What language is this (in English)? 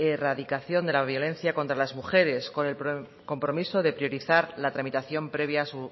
Spanish